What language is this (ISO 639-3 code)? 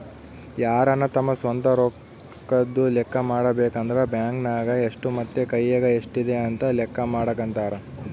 kan